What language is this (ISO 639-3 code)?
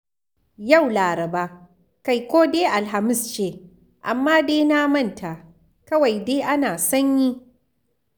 hau